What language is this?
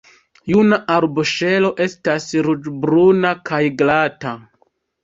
Esperanto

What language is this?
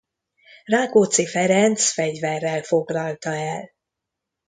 Hungarian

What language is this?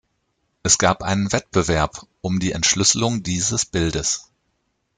German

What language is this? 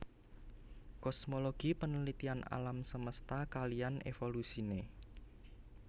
Javanese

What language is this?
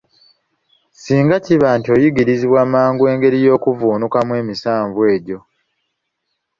Ganda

